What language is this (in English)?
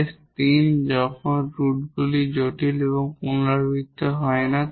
Bangla